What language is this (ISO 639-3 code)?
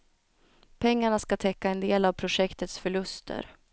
swe